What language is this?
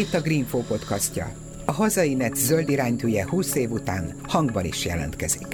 Hungarian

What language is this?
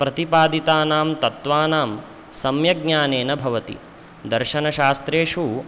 Sanskrit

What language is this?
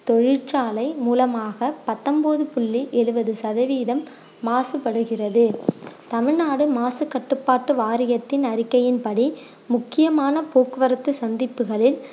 Tamil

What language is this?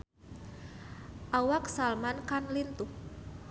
Sundanese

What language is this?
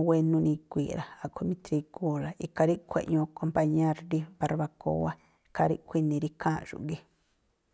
Tlacoapa Me'phaa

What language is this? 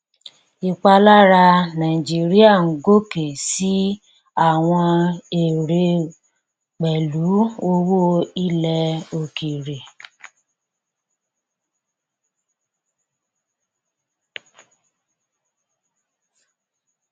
Yoruba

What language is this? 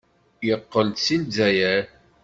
Kabyle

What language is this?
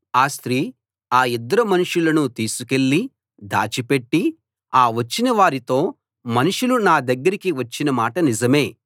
Telugu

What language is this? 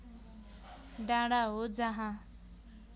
Nepali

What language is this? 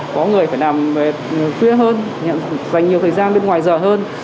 Vietnamese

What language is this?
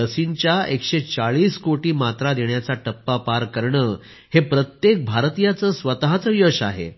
Marathi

